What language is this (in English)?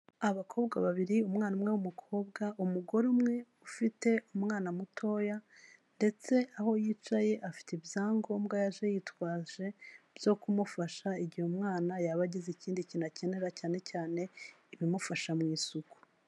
Kinyarwanda